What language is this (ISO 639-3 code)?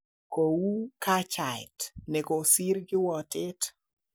kln